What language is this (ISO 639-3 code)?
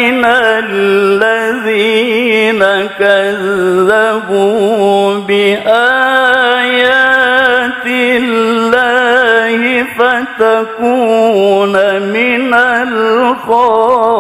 ara